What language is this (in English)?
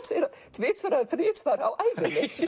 Icelandic